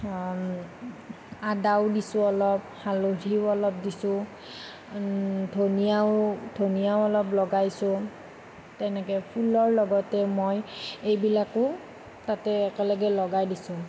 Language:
Assamese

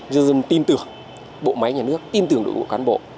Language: Vietnamese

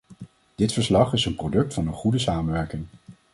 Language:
Dutch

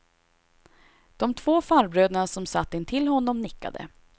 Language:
Swedish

